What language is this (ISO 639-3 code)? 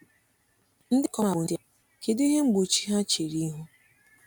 ibo